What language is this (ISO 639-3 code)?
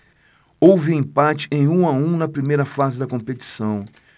por